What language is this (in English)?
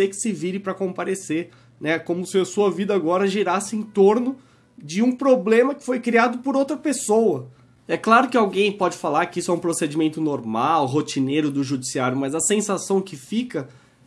Portuguese